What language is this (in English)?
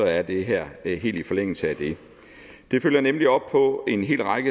Danish